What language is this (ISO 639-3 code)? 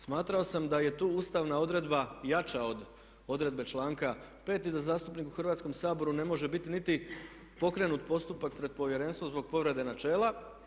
hrv